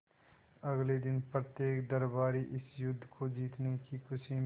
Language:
Hindi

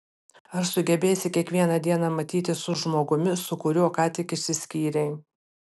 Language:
Lithuanian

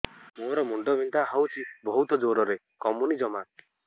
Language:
Odia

